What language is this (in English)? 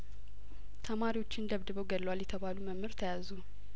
Amharic